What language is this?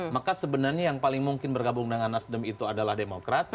Indonesian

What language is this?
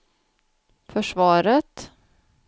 Swedish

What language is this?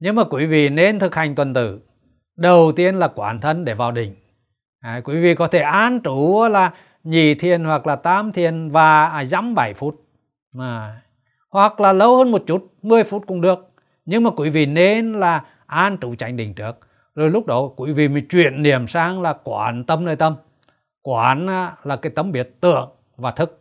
Vietnamese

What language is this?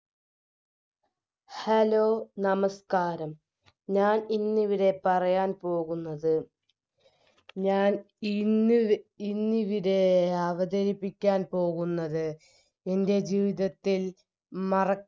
Malayalam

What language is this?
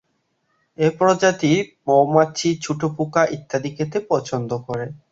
Bangla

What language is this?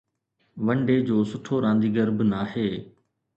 Sindhi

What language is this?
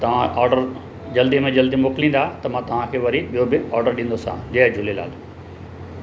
Sindhi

